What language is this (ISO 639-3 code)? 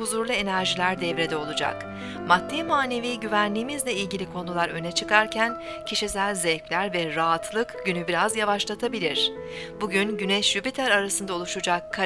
tur